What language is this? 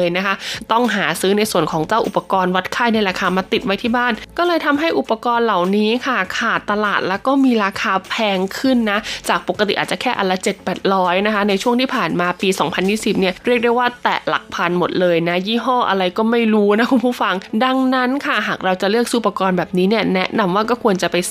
Thai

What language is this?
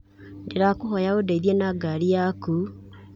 Kikuyu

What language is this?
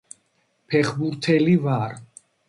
Georgian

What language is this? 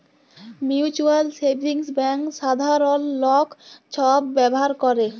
Bangla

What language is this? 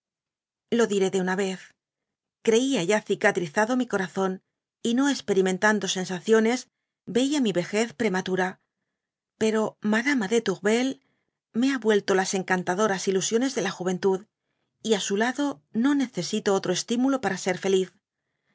Spanish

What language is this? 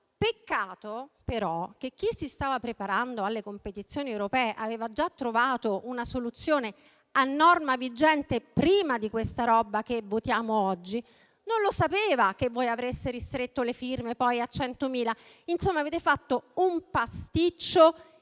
Italian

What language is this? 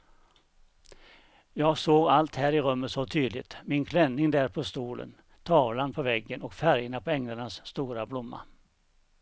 Swedish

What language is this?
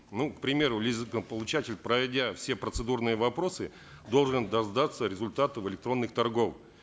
Kazakh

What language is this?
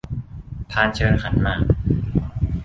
Thai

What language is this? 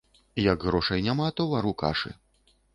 Belarusian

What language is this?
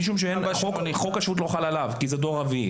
Hebrew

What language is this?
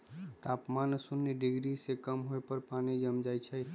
Magahi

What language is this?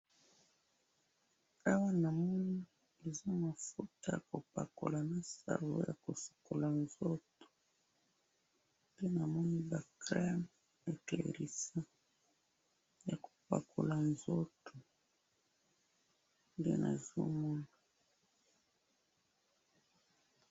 Lingala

